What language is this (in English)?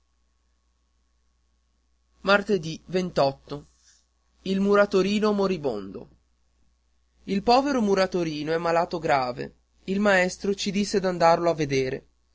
Italian